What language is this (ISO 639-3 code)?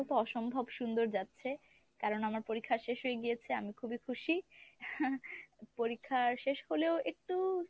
ben